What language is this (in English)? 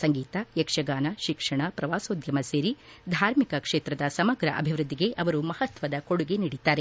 Kannada